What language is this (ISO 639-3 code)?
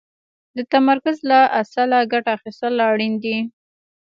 pus